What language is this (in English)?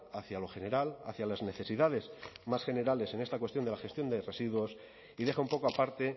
Spanish